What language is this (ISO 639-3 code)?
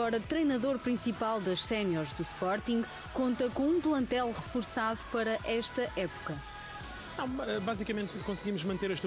por